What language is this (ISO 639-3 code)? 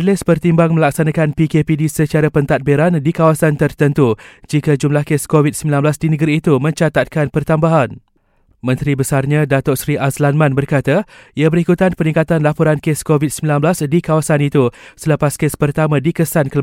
msa